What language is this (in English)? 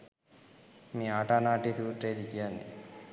Sinhala